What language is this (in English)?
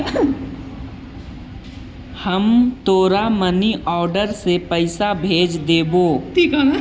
Magahi